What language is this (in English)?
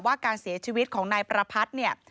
Thai